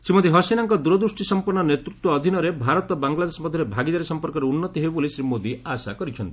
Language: Odia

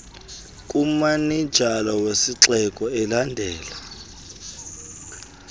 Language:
Xhosa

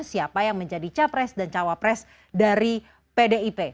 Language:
Indonesian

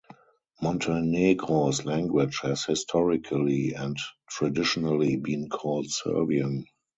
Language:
English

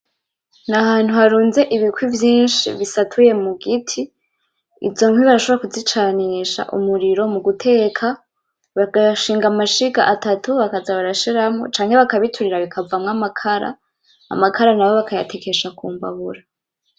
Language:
Rundi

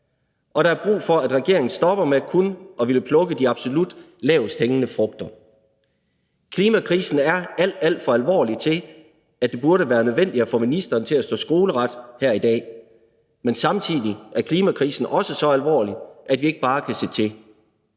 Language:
Danish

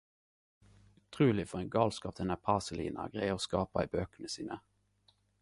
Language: Norwegian Nynorsk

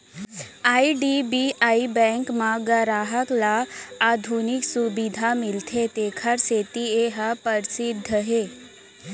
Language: Chhattisgarhi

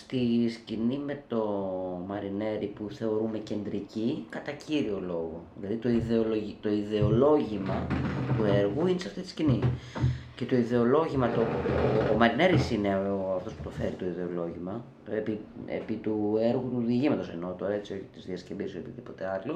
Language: Greek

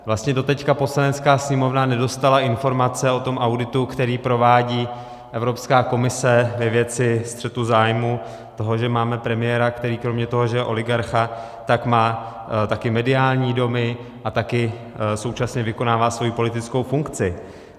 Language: Czech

